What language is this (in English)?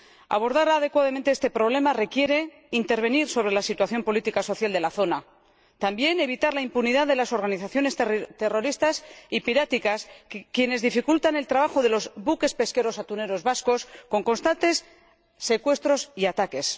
Spanish